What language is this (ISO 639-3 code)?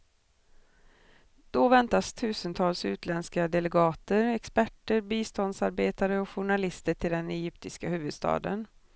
swe